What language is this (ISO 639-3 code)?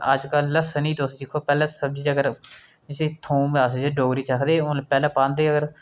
doi